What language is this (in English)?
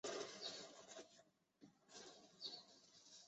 Chinese